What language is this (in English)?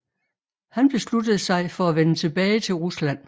Danish